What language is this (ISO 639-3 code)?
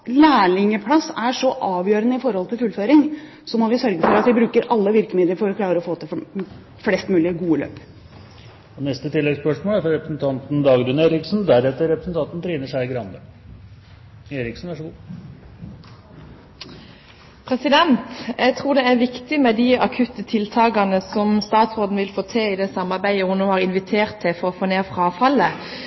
nor